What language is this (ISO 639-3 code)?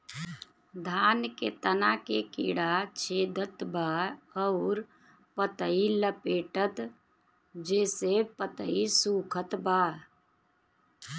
bho